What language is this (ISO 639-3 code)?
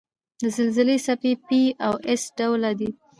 pus